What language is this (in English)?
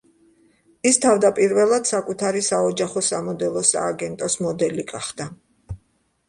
Georgian